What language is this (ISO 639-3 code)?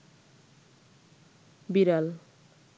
ben